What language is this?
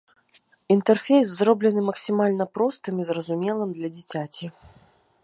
Belarusian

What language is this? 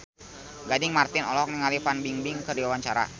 Sundanese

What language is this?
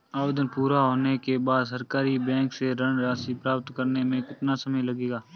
Hindi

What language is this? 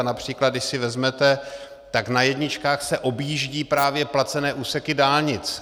Czech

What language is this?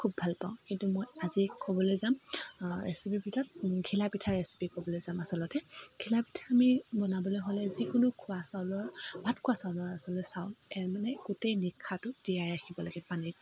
Assamese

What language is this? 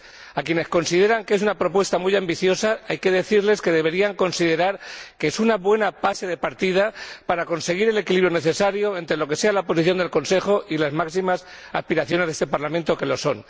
Spanish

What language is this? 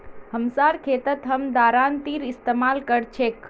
Magahi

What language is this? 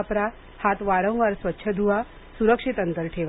Marathi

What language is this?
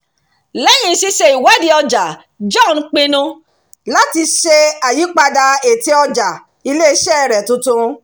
Yoruba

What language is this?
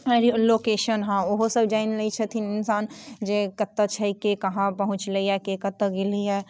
Maithili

